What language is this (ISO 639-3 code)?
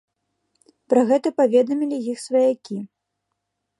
bel